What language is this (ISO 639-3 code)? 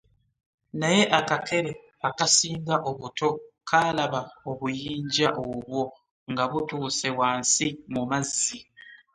lug